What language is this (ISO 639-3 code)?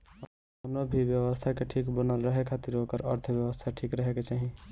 bho